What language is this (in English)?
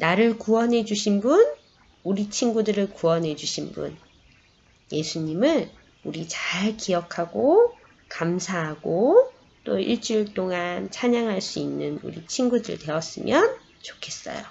Korean